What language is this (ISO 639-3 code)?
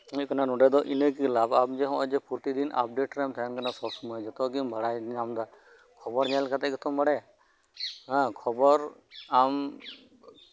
sat